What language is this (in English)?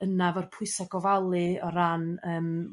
Welsh